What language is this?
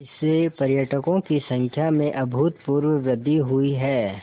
Hindi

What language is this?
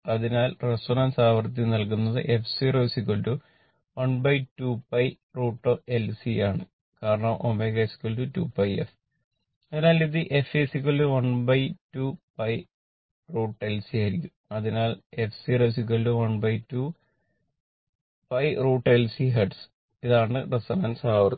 Malayalam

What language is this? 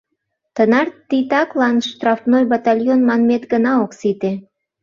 Mari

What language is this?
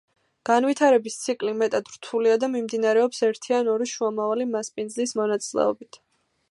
Georgian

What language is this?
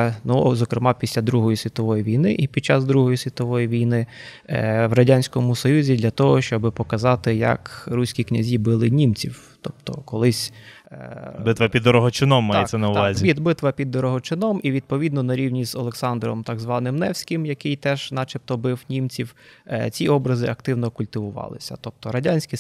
Ukrainian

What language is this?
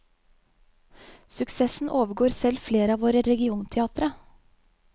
Norwegian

